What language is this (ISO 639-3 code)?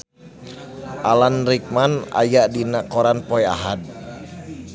sun